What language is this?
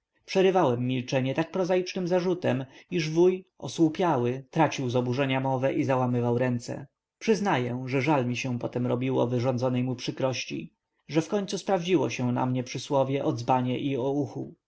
Polish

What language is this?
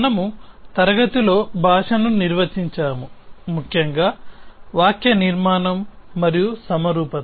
Telugu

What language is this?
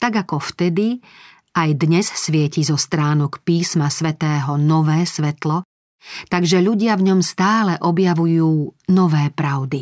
Slovak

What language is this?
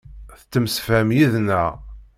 Kabyle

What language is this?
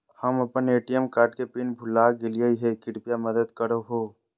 Magahi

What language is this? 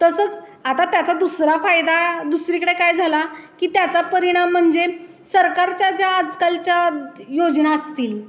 Marathi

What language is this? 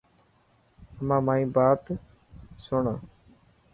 Dhatki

